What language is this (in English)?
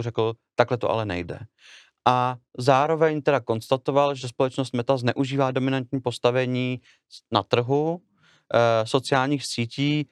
Czech